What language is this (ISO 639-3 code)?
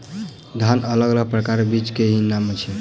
mai